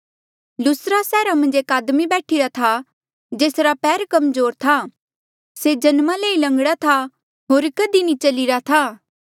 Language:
Mandeali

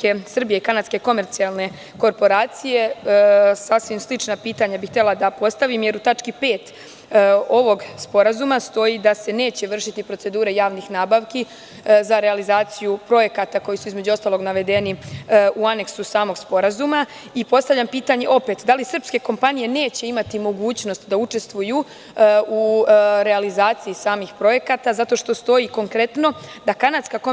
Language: Serbian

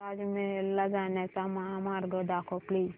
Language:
Marathi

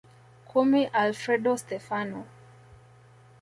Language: Swahili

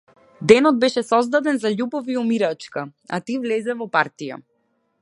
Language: Macedonian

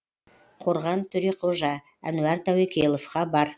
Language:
Kazakh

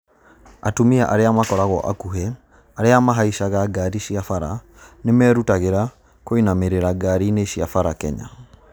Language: Kikuyu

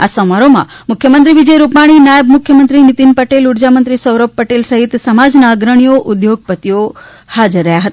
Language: Gujarati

